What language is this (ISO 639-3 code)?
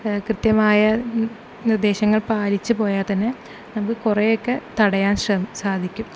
mal